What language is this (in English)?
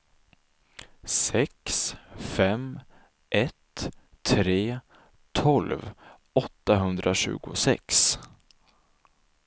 Swedish